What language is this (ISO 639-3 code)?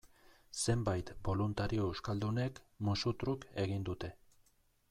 eus